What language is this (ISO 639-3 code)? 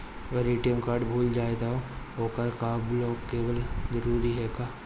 bho